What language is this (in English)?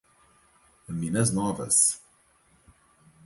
Portuguese